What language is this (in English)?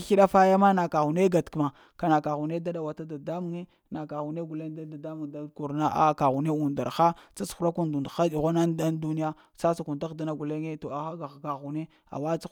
Lamang